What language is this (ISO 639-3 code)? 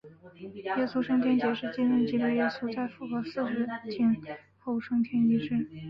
zho